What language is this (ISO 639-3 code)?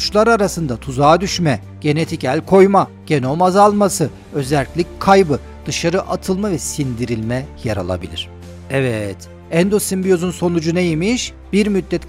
tur